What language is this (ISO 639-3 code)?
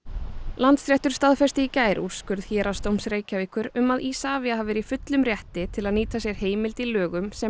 isl